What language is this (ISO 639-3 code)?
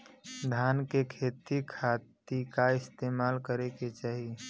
bho